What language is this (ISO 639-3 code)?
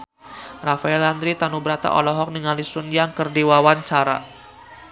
sun